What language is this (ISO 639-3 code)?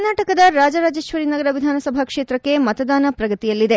kan